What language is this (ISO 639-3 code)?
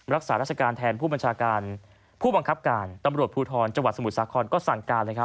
tha